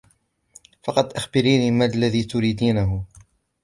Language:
Arabic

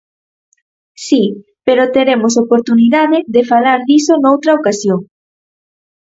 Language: Galician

